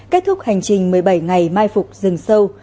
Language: Vietnamese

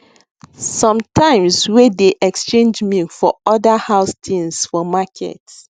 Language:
Nigerian Pidgin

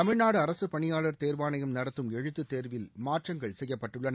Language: Tamil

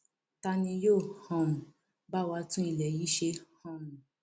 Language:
Yoruba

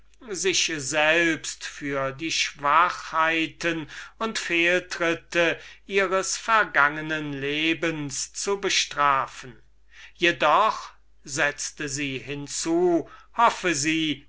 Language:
German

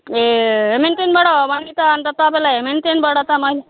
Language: Nepali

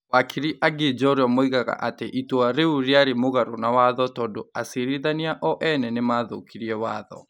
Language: Kikuyu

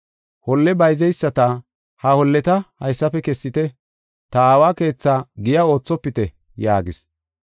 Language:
Gofa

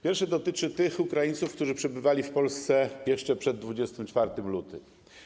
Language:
Polish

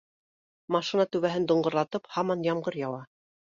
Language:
Bashkir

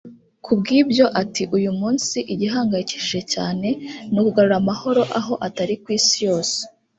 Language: Kinyarwanda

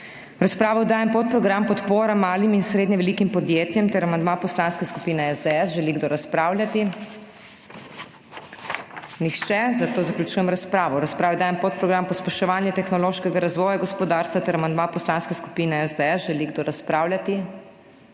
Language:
Slovenian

